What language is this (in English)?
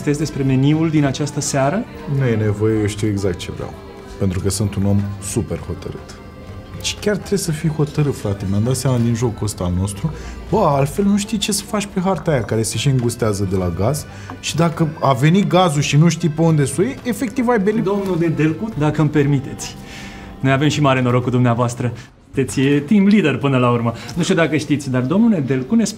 Romanian